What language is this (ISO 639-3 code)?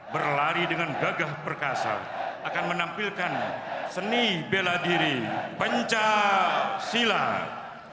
ind